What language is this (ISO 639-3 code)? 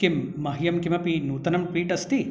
san